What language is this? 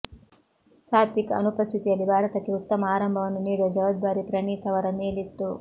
Kannada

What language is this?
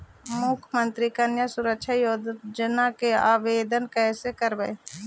Magahi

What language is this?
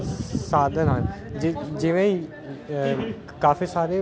Punjabi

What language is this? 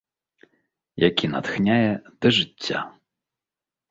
Belarusian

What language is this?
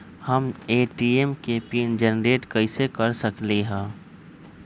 Magahi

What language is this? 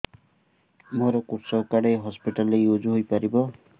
Odia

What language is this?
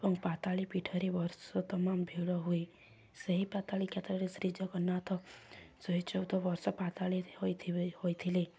Odia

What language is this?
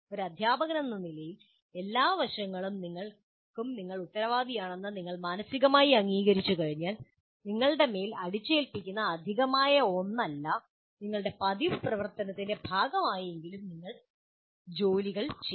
Malayalam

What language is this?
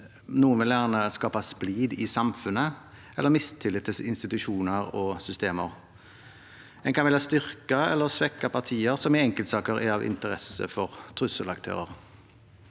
Norwegian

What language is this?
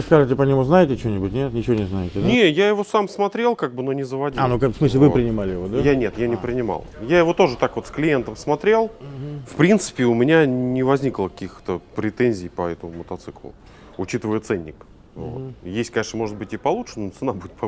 Russian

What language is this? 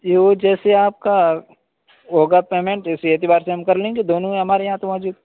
Urdu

